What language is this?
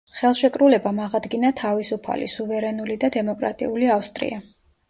Georgian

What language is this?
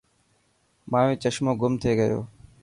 Dhatki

